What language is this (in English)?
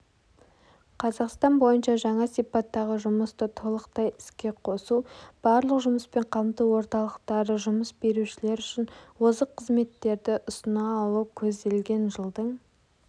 Kazakh